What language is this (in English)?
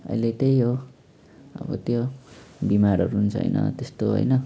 Nepali